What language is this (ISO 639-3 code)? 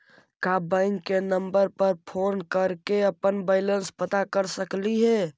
mag